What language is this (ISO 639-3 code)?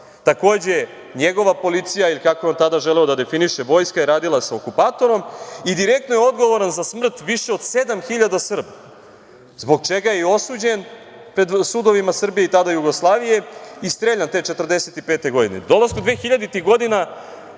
srp